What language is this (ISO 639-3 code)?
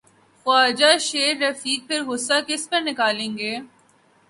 urd